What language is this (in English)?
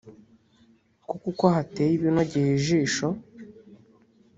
Kinyarwanda